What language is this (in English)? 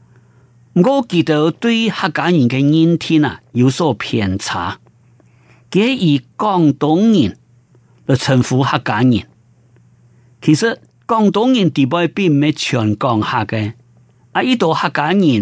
Chinese